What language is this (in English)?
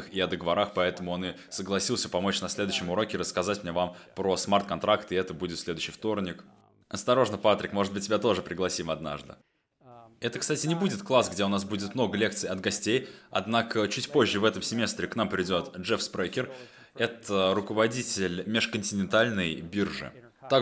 Russian